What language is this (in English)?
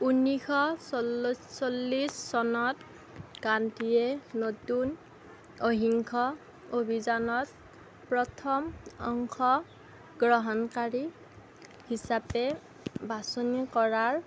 Assamese